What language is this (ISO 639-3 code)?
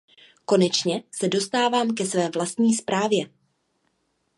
ces